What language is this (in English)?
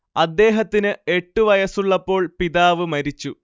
Malayalam